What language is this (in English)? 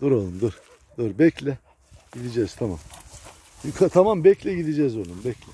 Turkish